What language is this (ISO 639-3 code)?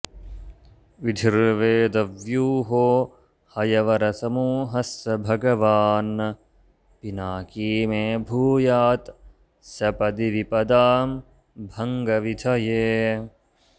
san